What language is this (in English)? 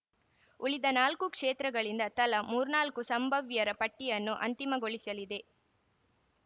Kannada